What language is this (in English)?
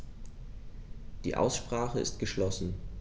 German